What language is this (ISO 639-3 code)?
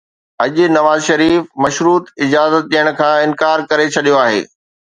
snd